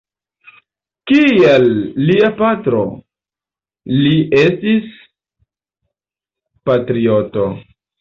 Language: Esperanto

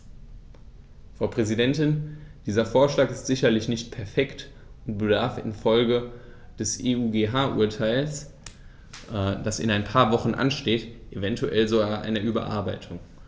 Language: German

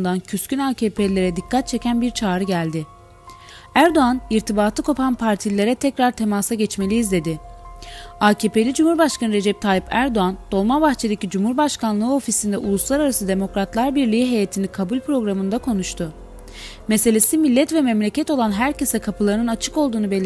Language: Turkish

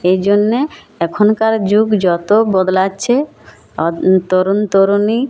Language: Bangla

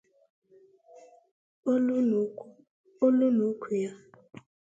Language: Igbo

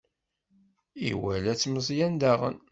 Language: Kabyle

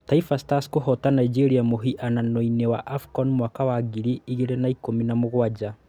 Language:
Kikuyu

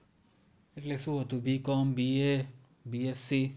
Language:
Gujarati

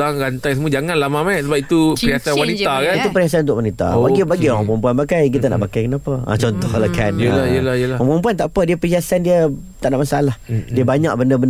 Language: Malay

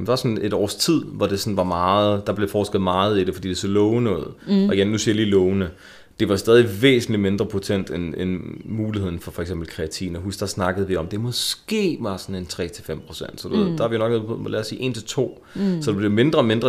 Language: Danish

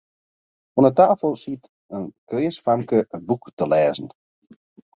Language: Western Frisian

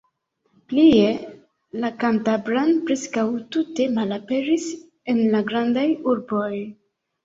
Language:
Esperanto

